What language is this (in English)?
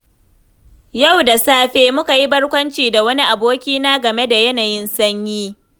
Hausa